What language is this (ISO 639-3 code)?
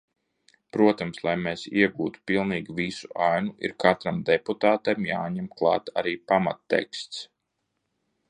lav